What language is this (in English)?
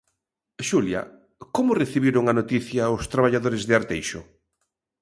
Galician